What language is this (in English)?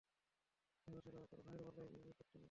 Bangla